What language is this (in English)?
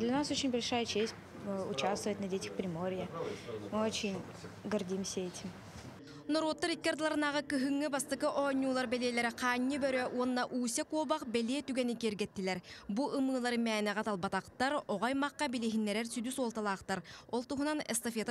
Turkish